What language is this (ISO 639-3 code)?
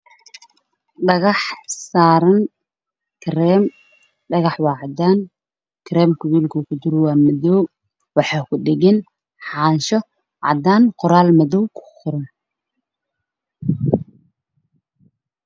som